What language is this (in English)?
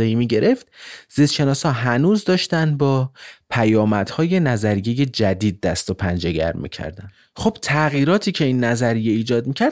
Persian